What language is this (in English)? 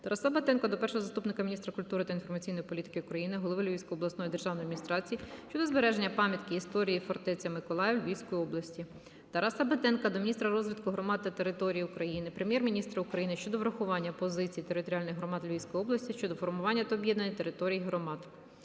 Ukrainian